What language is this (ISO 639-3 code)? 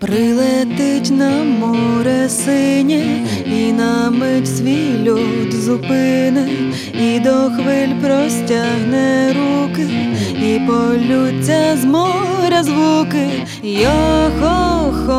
ukr